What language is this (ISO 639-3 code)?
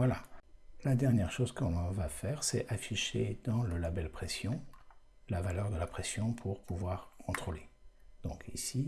fra